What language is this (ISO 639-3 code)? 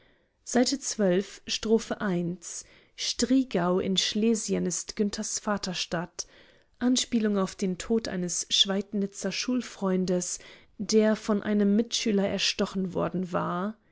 deu